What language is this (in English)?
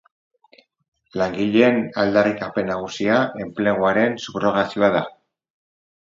Basque